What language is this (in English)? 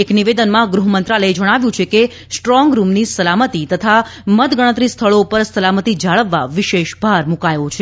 Gujarati